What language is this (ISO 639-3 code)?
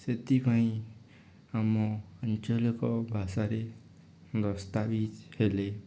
ori